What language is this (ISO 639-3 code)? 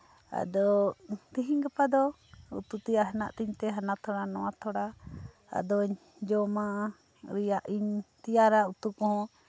sat